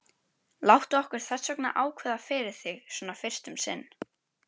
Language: Icelandic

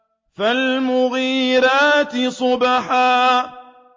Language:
Arabic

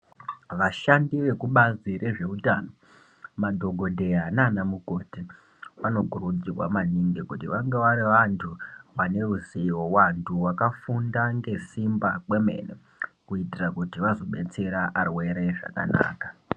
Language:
Ndau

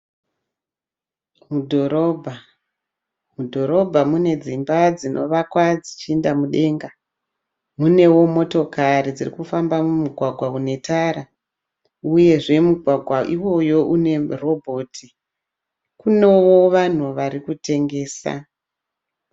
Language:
Shona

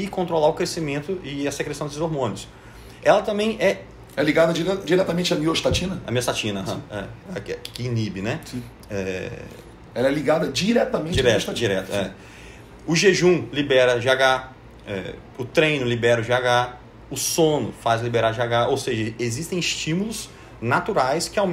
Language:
Portuguese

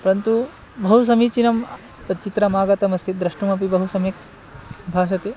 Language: Sanskrit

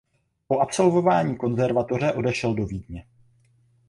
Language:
Czech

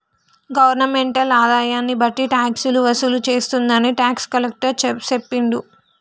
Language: Telugu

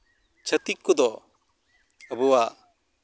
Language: Santali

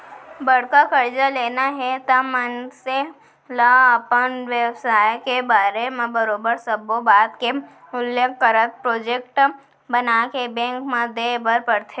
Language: Chhattisgarhi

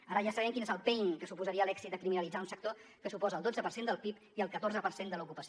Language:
Catalan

